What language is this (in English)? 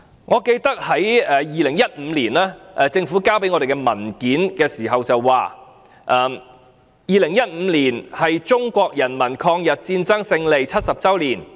Cantonese